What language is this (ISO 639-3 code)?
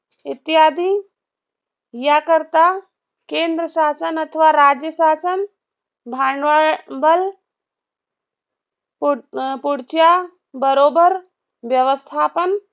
mar